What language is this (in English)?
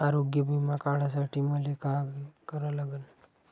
Marathi